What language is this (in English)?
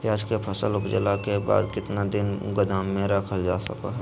Magahi